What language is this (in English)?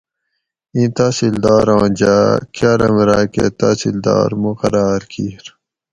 Gawri